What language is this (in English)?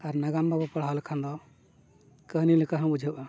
Santali